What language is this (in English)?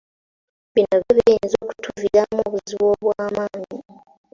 Ganda